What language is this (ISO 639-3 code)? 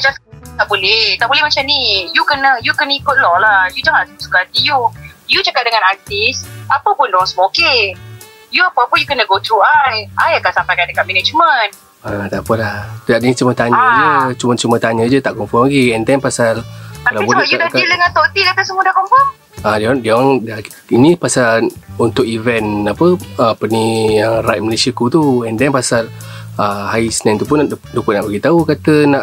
msa